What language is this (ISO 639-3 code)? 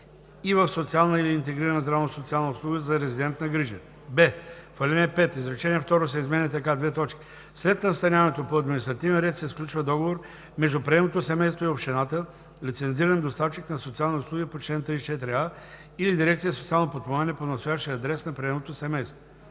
bul